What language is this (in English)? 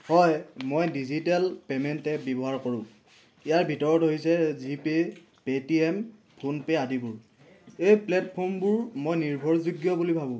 Assamese